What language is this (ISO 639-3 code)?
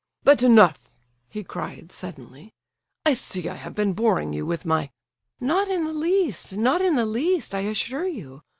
eng